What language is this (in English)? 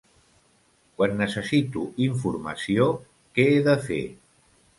Catalan